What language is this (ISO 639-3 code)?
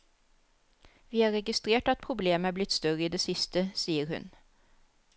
nor